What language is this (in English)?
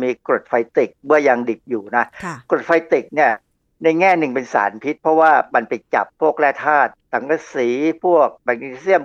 Thai